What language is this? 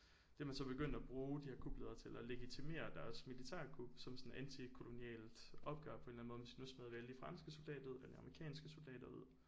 Danish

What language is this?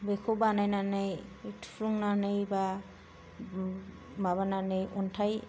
Bodo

